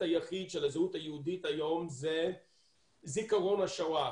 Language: Hebrew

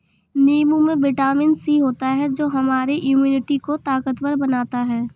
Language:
Hindi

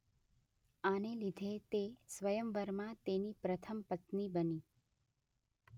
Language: Gujarati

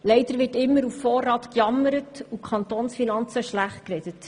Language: Swiss German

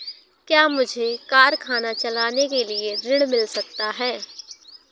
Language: Hindi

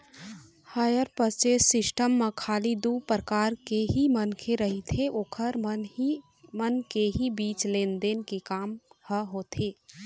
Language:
Chhattisgarhi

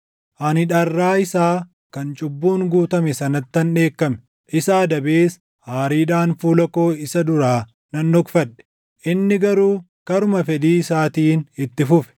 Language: Oromo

